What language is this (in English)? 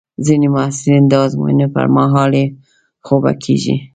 Pashto